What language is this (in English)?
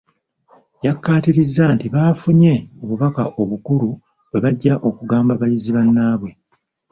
Ganda